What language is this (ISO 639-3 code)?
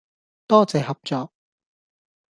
yue